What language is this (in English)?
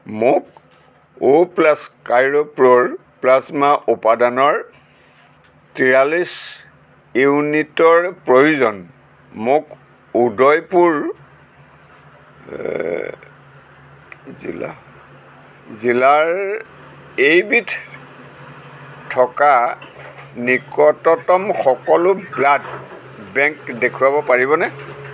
Assamese